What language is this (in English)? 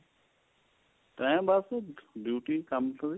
Punjabi